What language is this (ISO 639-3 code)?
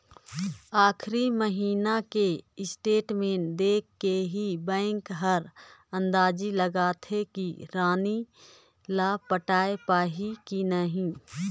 hne